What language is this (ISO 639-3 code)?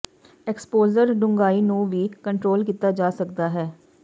pan